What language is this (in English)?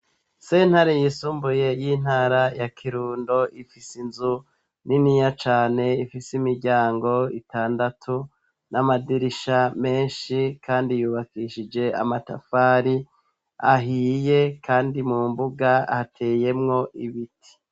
Rundi